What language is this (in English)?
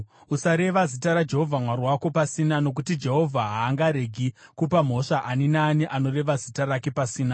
Shona